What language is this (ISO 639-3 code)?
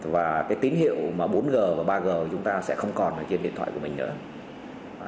vie